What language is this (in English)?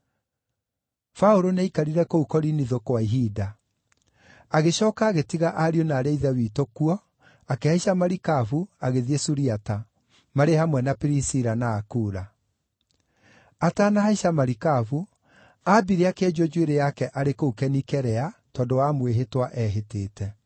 Kikuyu